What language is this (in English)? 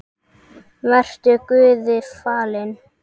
Icelandic